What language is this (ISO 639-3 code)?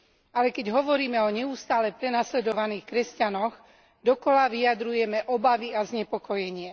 slk